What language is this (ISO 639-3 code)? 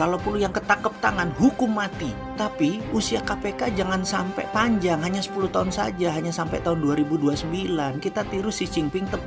ind